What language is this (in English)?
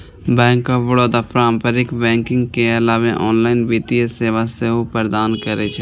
Maithili